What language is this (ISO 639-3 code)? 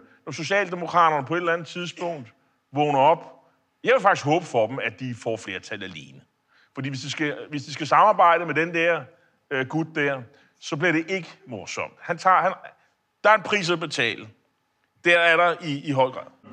dan